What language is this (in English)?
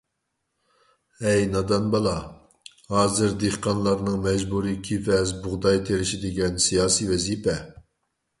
Uyghur